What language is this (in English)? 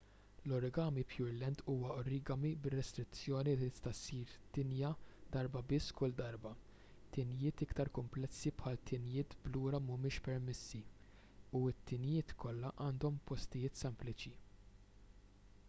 Maltese